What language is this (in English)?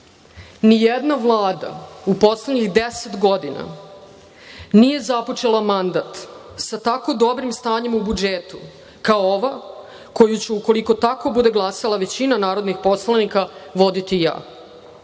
Serbian